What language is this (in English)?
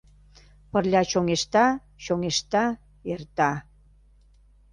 Mari